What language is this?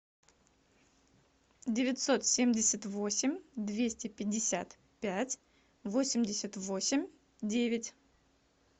Russian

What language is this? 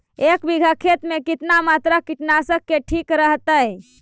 Magahi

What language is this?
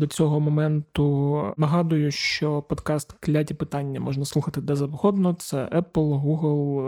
Ukrainian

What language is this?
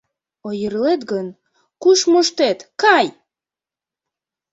Mari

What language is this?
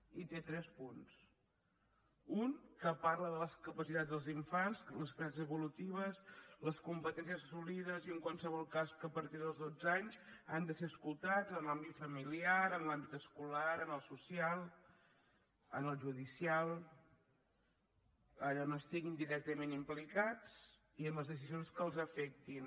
Catalan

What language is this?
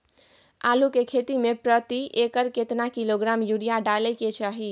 Maithili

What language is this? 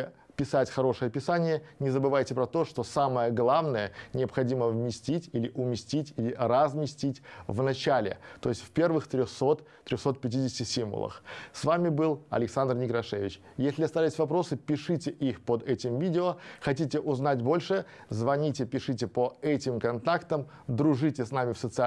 Russian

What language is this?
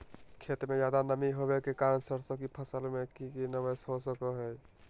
Magahi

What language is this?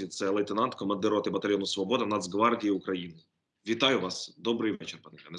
Ukrainian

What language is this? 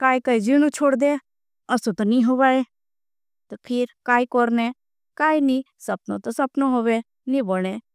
Bhili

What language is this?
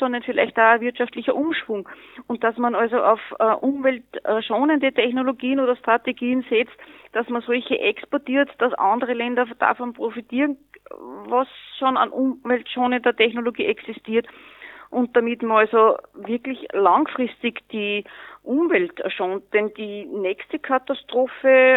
German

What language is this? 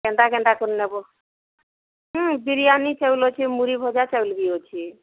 Odia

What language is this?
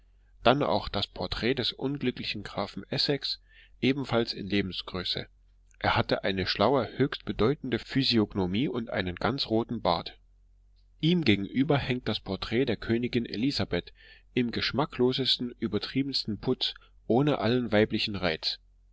German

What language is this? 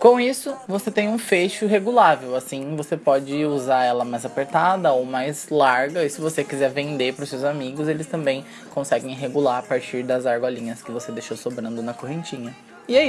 Portuguese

